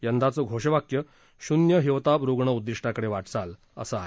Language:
Marathi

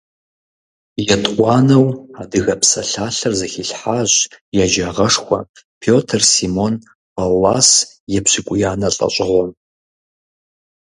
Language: Kabardian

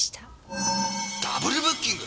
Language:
Japanese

